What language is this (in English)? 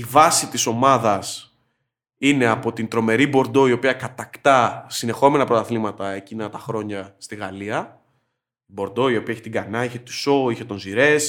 Greek